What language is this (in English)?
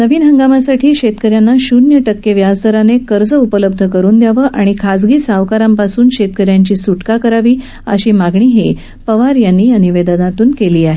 Marathi